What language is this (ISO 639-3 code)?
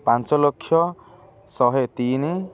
ori